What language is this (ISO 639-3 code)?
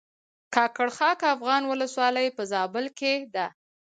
pus